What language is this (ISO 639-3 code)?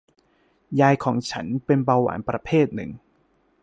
tha